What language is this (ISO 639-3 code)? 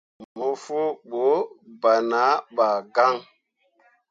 mua